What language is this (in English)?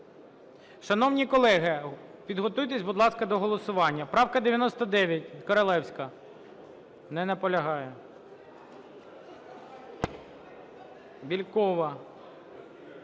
Ukrainian